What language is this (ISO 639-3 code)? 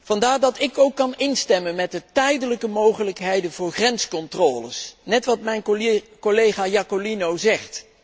nld